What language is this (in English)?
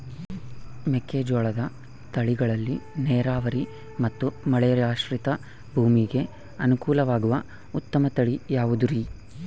Kannada